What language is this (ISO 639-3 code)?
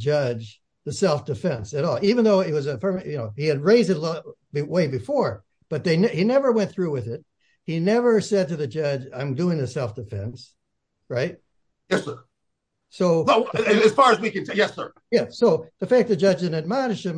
eng